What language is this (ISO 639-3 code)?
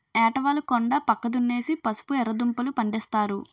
tel